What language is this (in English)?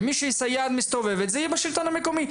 Hebrew